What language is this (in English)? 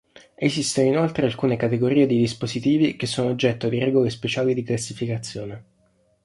Italian